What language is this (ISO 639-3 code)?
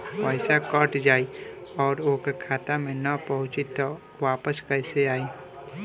bho